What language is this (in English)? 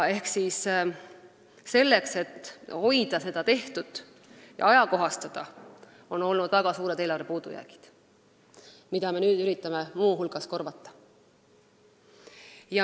Estonian